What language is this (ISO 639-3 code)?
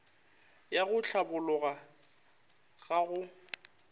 nso